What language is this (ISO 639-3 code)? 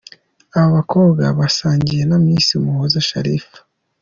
kin